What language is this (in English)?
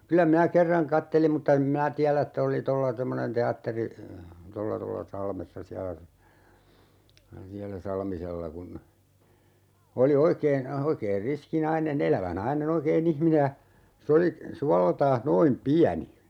Finnish